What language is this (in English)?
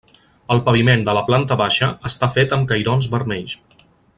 Catalan